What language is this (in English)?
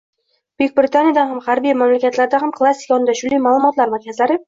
Uzbek